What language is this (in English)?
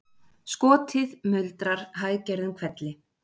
Icelandic